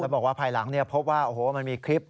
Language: Thai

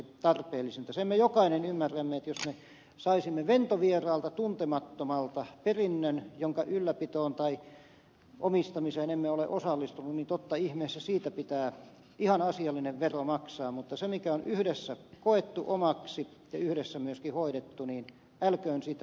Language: Finnish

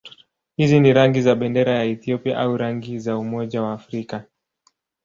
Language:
Swahili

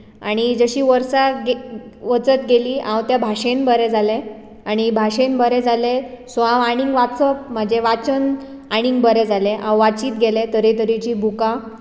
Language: Konkani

